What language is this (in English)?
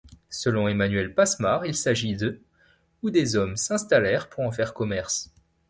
French